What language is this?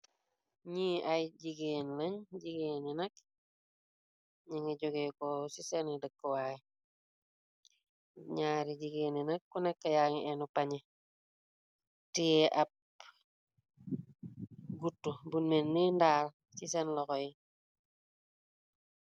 Wolof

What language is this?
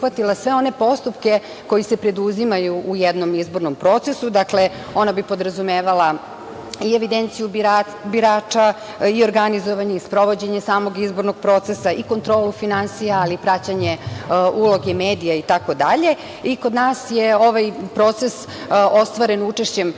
Serbian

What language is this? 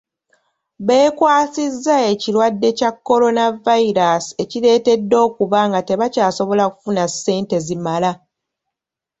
Ganda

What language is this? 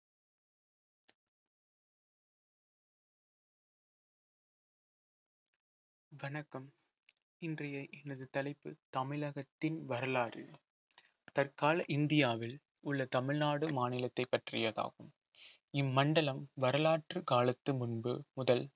Tamil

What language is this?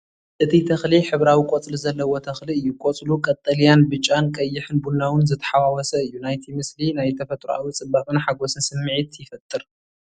Tigrinya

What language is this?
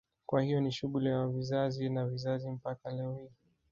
Swahili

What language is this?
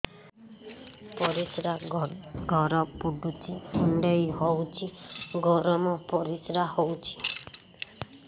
Odia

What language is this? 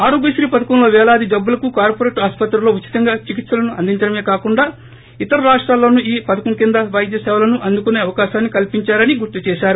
Telugu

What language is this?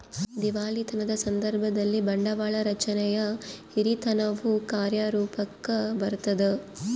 Kannada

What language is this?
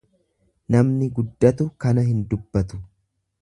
Oromo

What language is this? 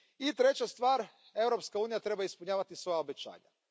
Croatian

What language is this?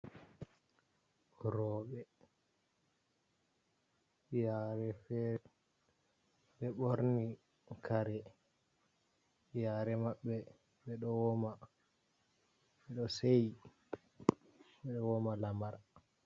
Fula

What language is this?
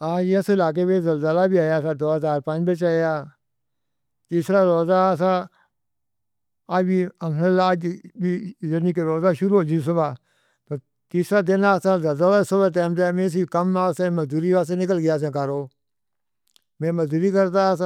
Northern Hindko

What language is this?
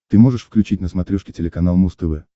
Russian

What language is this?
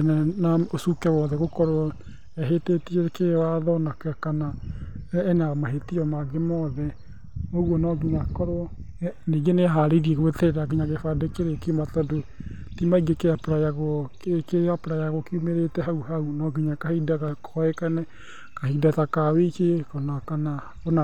Kikuyu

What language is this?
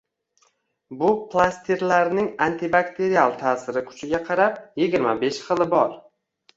Uzbek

